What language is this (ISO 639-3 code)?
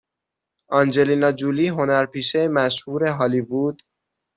fas